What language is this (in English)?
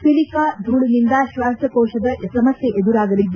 Kannada